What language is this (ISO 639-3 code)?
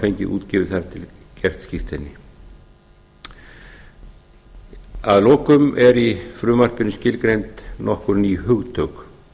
isl